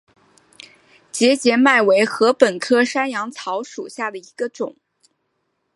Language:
Chinese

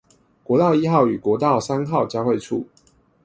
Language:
Chinese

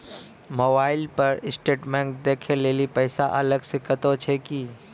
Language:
Maithili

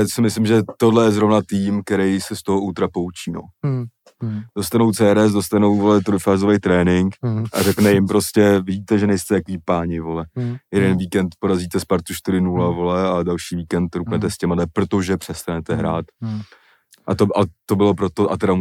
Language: Czech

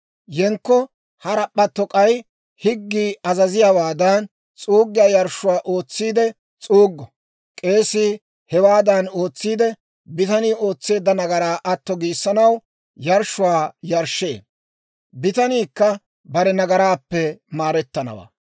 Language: Dawro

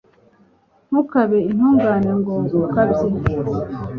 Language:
Kinyarwanda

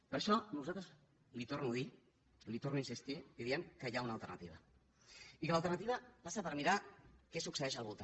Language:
Catalan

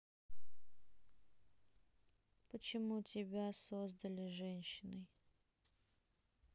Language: Russian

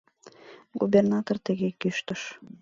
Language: Mari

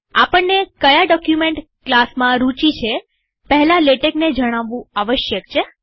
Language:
Gujarati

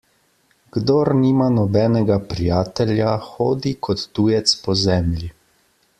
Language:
Slovenian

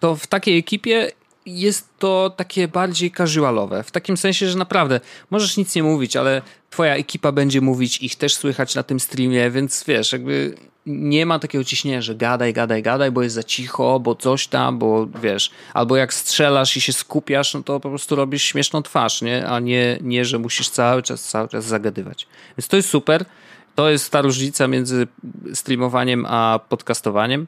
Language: Polish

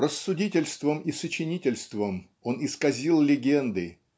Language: Russian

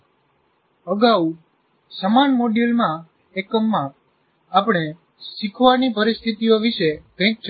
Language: Gujarati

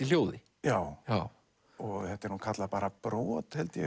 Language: Icelandic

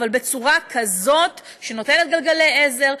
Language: Hebrew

